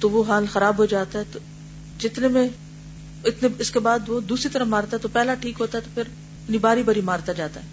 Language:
Urdu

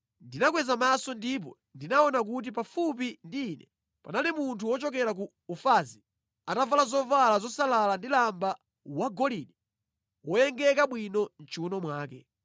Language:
Nyanja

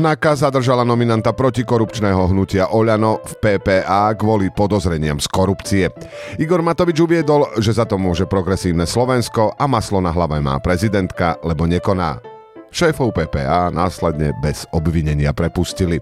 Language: Slovak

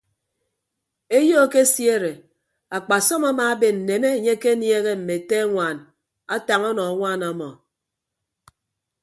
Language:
Ibibio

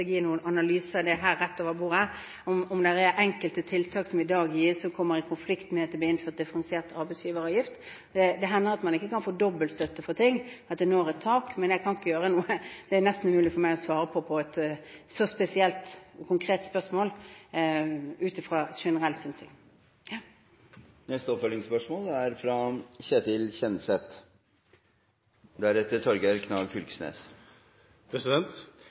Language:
Norwegian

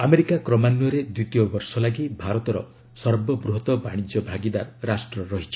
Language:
Odia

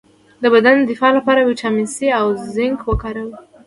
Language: Pashto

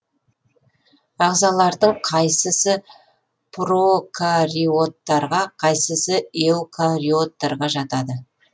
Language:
Kazakh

